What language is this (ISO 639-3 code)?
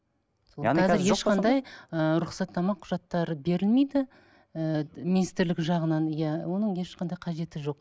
kaz